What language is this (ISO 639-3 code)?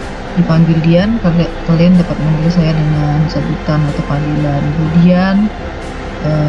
ind